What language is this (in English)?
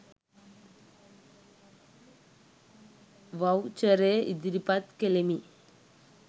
Sinhala